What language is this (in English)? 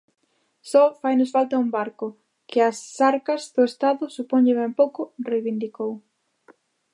Galician